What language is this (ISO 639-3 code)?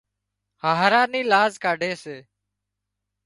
kxp